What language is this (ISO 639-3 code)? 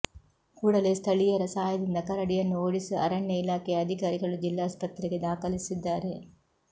kan